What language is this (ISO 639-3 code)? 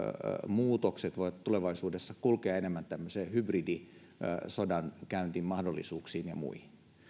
fin